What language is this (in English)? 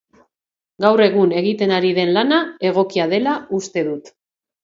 Basque